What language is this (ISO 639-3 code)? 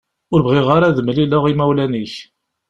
kab